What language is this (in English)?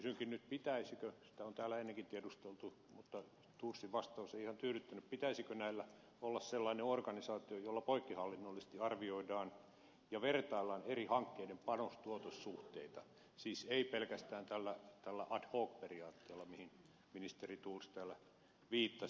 Finnish